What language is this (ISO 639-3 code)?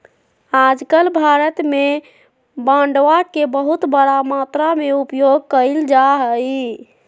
mag